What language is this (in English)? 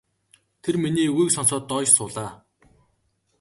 Mongolian